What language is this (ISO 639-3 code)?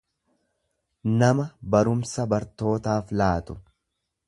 orm